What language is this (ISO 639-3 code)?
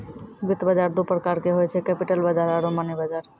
mai